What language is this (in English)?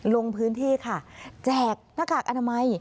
Thai